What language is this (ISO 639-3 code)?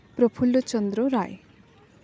sat